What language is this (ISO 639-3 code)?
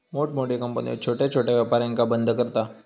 mar